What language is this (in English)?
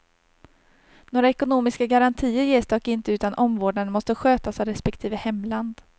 Swedish